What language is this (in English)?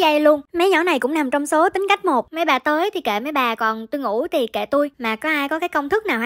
Vietnamese